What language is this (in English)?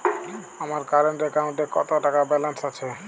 Bangla